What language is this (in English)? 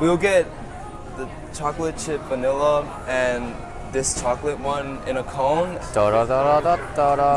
Korean